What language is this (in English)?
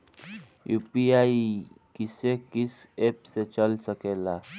Bhojpuri